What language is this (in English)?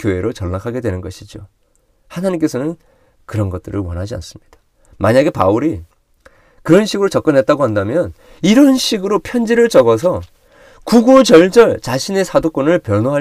Korean